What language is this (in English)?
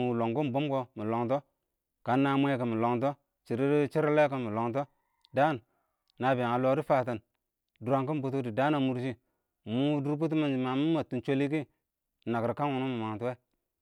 Awak